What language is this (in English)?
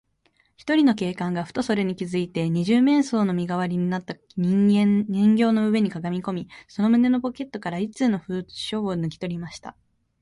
Japanese